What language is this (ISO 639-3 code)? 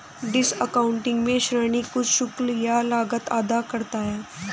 hin